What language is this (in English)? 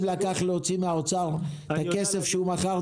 Hebrew